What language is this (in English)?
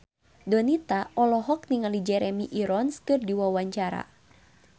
Sundanese